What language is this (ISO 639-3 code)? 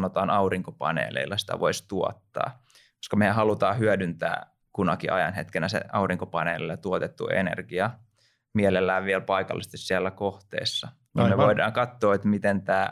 fin